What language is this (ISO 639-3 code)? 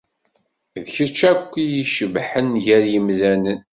kab